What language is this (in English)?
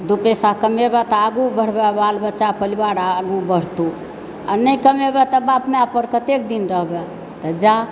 Maithili